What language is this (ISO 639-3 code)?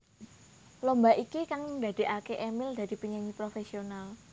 jav